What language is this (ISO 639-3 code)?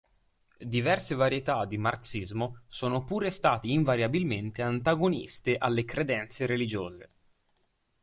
ita